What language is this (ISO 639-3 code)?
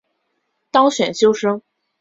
zho